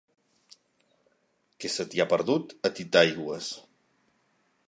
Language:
Catalan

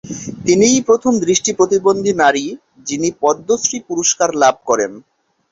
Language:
Bangla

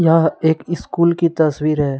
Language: Hindi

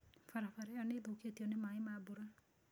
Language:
Kikuyu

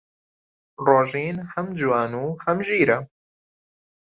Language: Central Kurdish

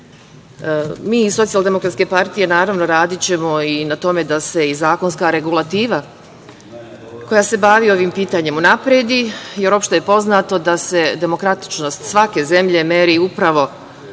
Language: Serbian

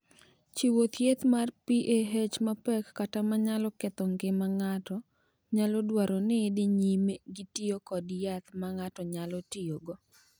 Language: Luo (Kenya and Tanzania)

